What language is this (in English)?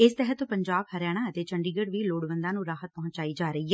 Punjabi